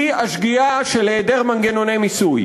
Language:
Hebrew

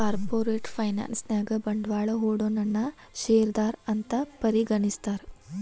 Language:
Kannada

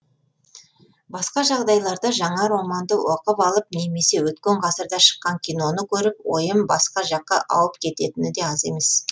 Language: Kazakh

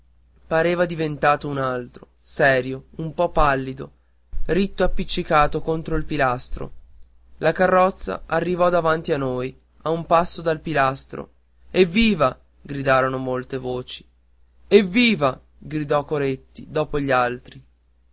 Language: Italian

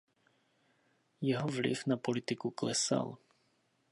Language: Czech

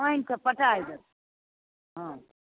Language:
Maithili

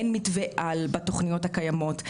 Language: Hebrew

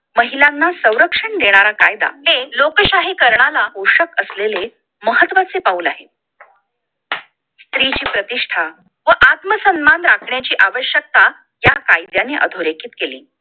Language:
Marathi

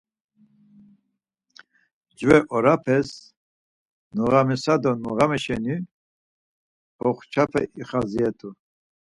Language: Laz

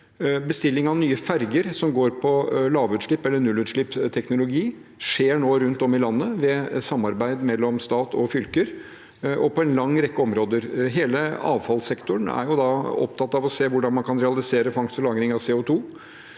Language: Norwegian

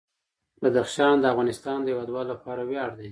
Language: Pashto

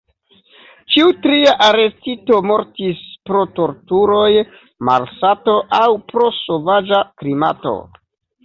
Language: Esperanto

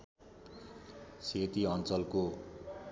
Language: Nepali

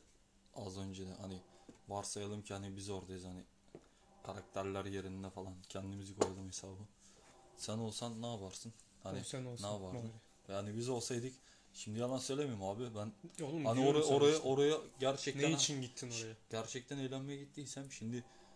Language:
Turkish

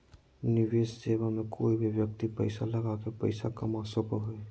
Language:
Magahi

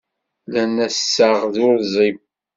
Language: Kabyle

